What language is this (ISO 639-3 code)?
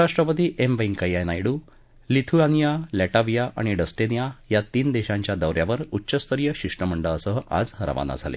mar